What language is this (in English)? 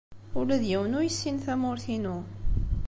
Kabyle